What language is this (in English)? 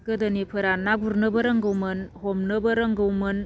Bodo